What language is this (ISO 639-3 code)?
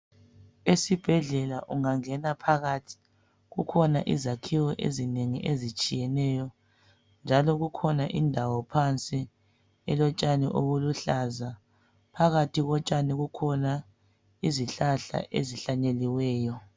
nde